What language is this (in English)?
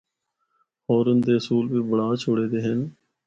Northern Hindko